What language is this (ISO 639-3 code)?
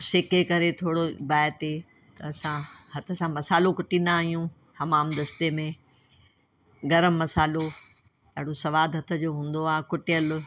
snd